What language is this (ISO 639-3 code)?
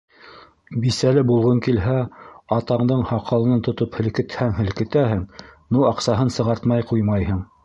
bak